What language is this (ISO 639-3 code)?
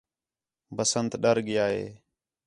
xhe